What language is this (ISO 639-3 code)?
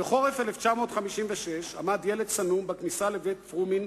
heb